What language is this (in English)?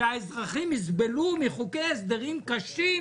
Hebrew